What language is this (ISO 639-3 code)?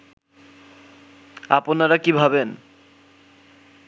ben